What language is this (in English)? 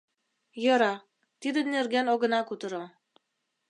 Mari